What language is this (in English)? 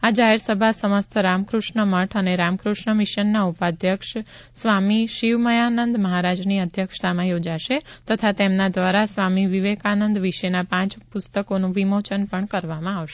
Gujarati